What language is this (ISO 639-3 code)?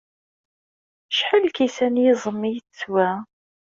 kab